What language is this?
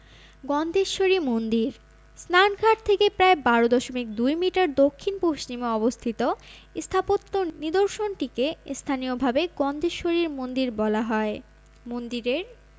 Bangla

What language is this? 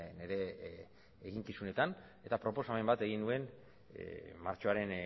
Basque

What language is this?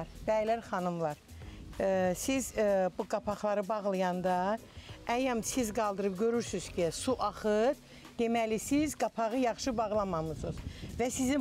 Turkish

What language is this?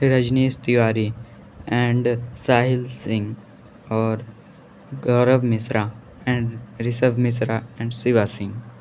Hindi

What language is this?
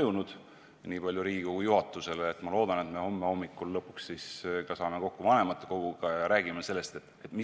Estonian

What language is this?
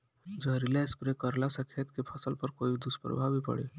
Bhojpuri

